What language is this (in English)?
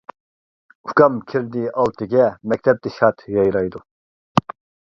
Uyghur